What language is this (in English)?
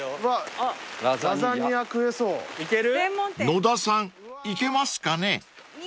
Japanese